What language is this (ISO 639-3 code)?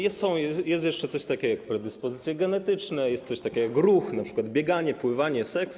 pol